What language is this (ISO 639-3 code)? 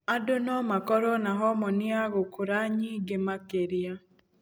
kik